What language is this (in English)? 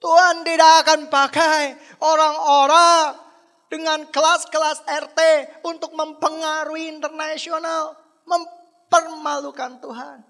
Indonesian